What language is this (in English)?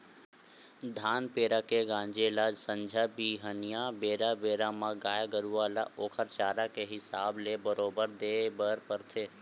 Chhattisgarhi